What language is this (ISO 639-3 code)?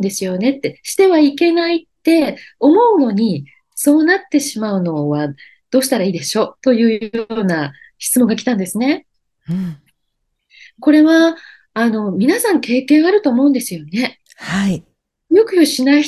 jpn